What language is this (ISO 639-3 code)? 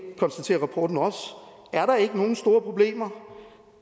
dan